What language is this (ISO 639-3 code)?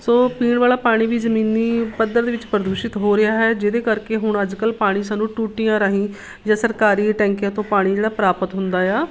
pan